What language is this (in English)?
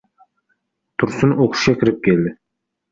Uzbek